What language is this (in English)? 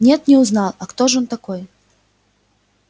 Russian